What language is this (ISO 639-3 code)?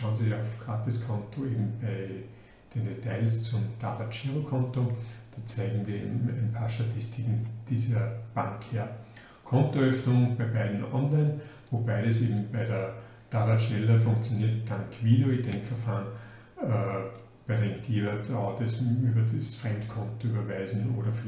deu